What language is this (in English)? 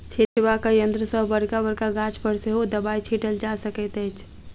Maithili